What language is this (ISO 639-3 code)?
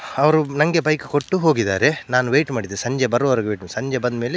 kan